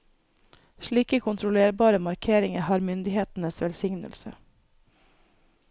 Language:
Norwegian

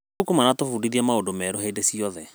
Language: Kikuyu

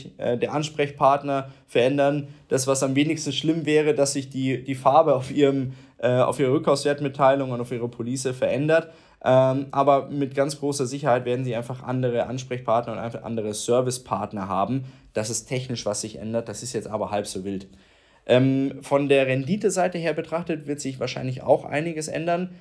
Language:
German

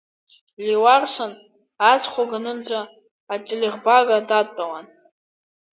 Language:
Abkhazian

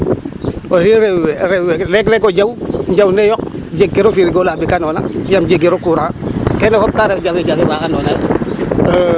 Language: Serer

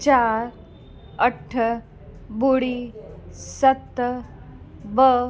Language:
Sindhi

